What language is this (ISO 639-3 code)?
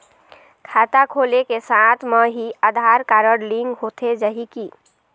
hne